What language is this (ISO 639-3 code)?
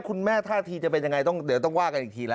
tha